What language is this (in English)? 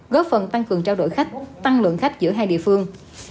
Vietnamese